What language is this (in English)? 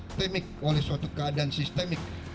Indonesian